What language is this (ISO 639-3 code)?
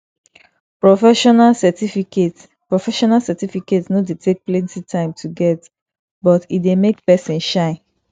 pcm